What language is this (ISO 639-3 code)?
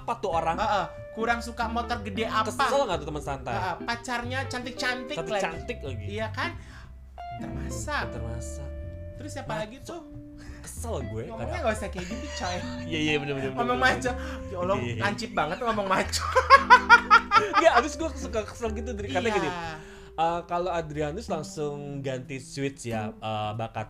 ind